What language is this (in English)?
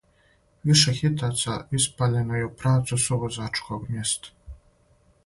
Serbian